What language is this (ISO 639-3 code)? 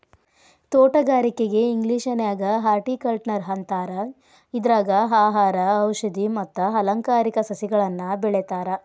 kan